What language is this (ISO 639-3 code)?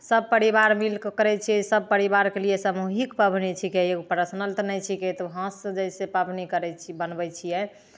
mai